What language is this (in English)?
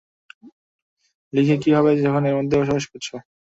Bangla